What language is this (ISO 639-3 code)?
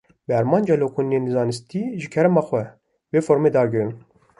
kur